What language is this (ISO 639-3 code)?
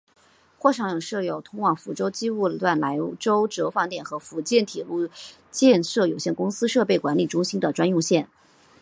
zho